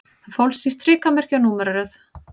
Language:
Icelandic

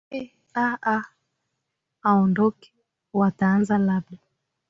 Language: Swahili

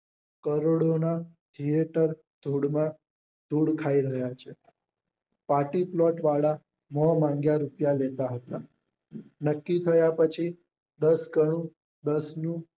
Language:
Gujarati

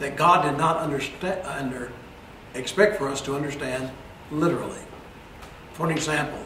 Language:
English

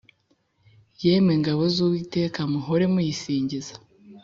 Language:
Kinyarwanda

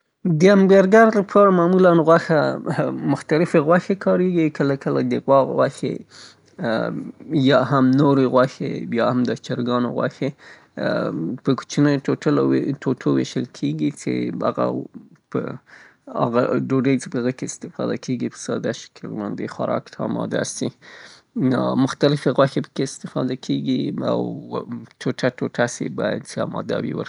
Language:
Southern Pashto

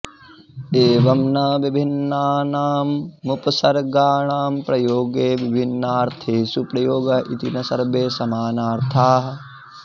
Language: Sanskrit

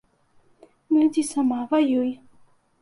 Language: Belarusian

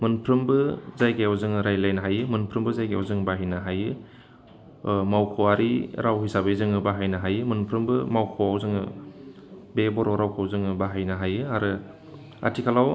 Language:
Bodo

